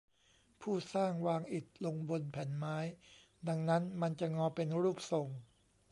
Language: Thai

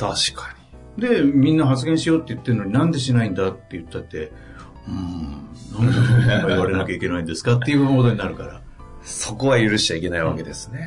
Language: Japanese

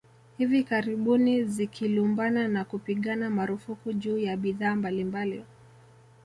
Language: Swahili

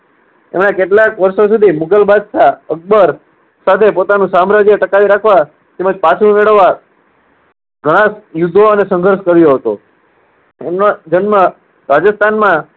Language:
Gujarati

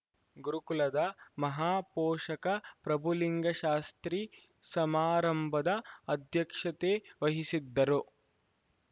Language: Kannada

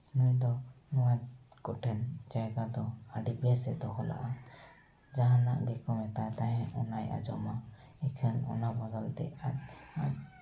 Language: Santali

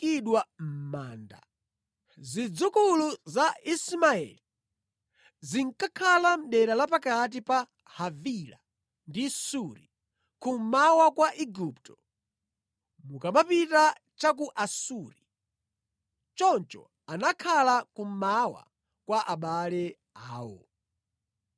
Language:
Nyanja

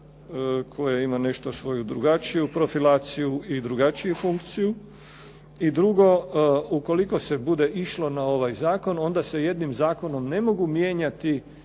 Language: Croatian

